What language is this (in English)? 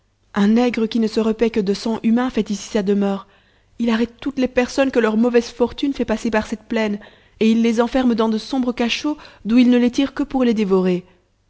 French